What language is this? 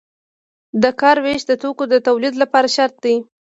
Pashto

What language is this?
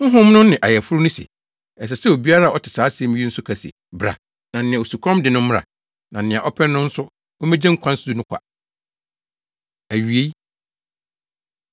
Akan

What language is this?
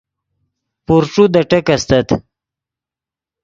Yidgha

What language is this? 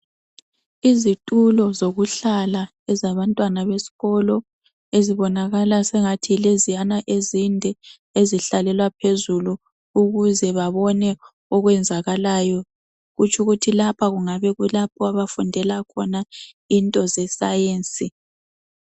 North Ndebele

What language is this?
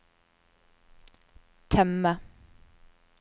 Norwegian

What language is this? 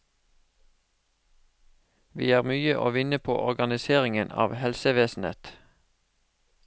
Norwegian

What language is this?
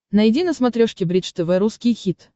Russian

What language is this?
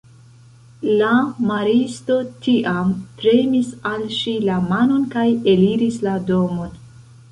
Esperanto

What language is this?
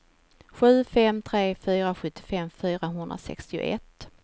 Swedish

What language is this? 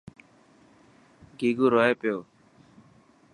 Dhatki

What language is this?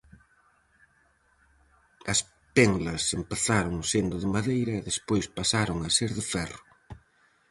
Galician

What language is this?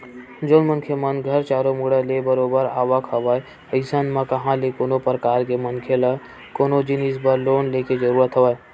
Chhattisgarhi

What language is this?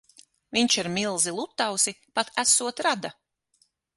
Latvian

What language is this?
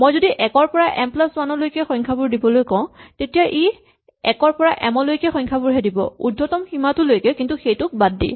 Assamese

